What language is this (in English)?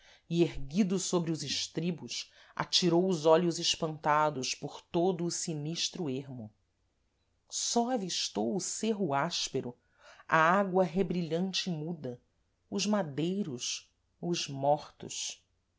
Portuguese